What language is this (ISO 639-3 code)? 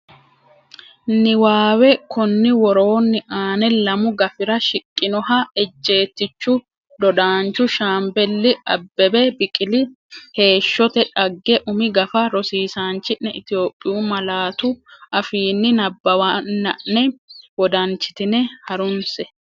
sid